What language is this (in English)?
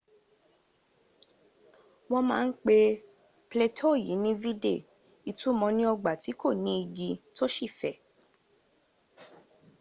Yoruba